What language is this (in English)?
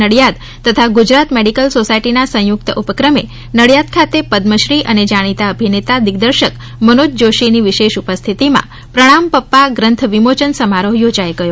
Gujarati